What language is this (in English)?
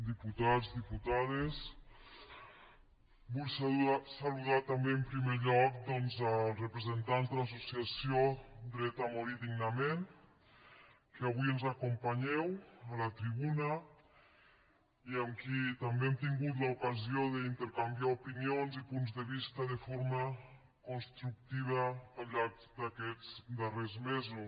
Catalan